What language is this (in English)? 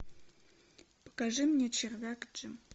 Russian